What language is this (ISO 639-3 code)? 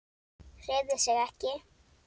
isl